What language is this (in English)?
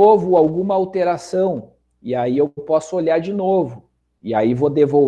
Portuguese